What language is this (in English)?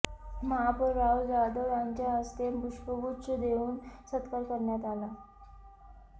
Marathi